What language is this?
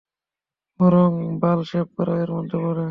Bangla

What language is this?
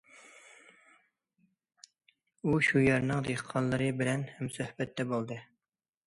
Uyghur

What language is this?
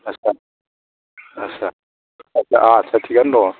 Bodo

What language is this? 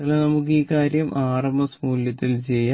Malayalam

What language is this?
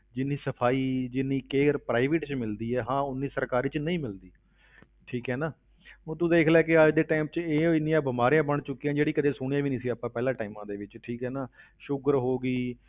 Punjabi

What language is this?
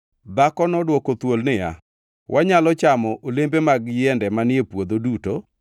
Luo (Kenya and Tanzania)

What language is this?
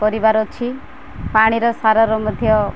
Odia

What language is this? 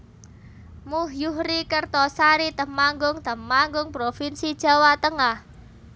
Javanese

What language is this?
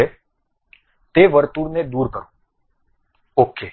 Gujarati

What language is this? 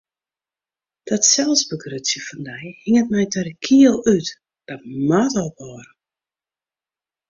Western Frisian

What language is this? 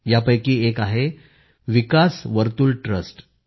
Marathi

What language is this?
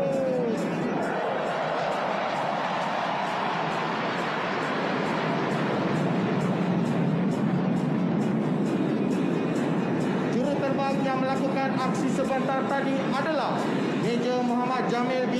Malay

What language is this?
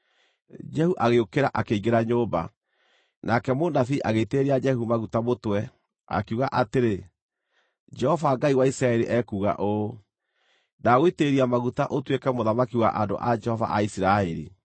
Kikuyu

